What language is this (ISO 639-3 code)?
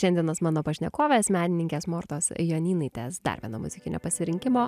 lit